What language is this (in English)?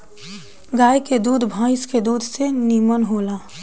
Bhojpuri